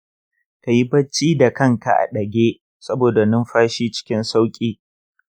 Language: Hausa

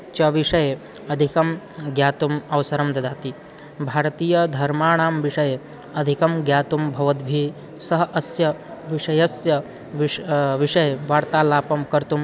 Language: Sanskrit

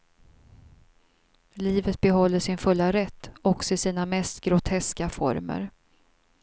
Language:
Swedish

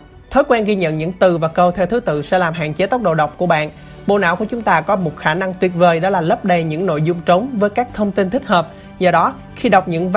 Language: Vietnamese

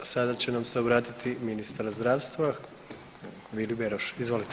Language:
Croatian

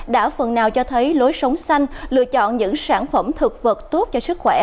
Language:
Vietnamese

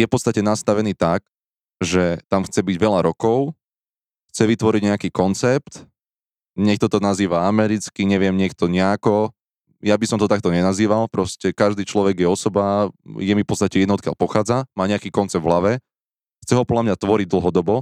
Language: Slovak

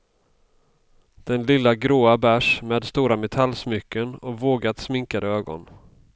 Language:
Swedish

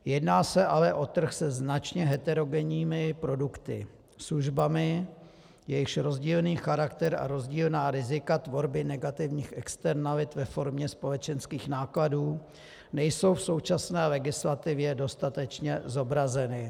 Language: Czech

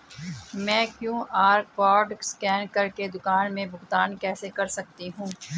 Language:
Hindi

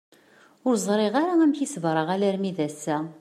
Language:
Kabyle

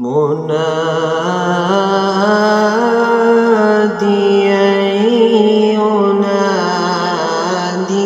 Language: Arabic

